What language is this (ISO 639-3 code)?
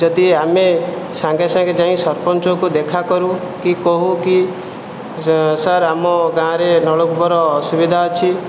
ori